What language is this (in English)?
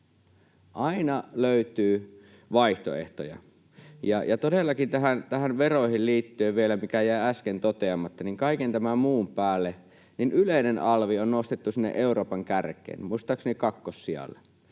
Finnish